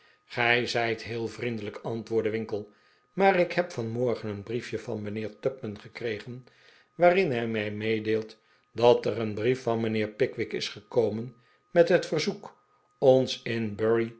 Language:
Dutch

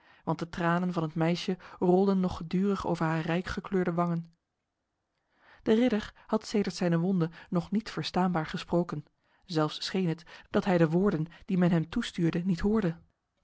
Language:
Dutch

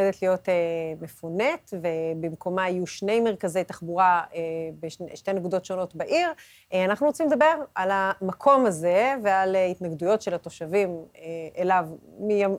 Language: Hebrew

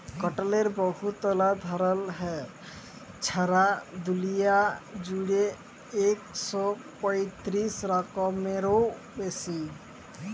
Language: Bangla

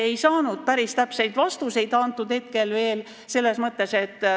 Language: Estonian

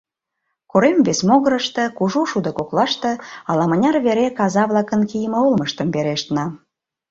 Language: Mari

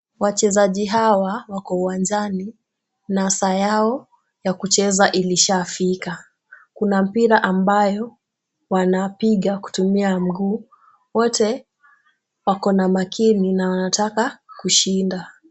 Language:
Swahili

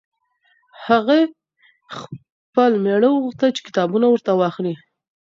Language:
Pashto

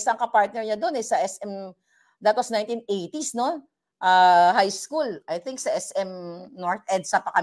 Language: Filipino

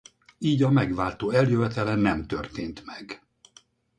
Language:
Hungarian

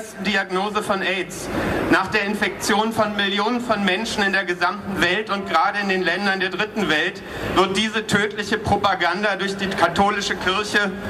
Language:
German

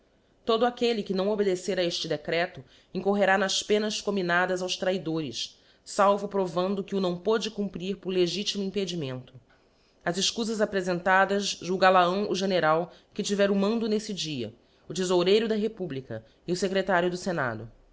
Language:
Portuguese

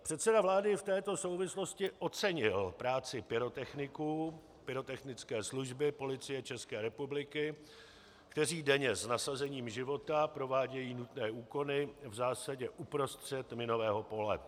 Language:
Czech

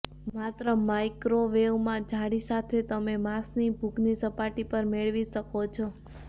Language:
Gujarati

